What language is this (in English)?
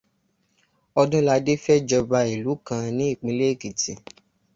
Yoruba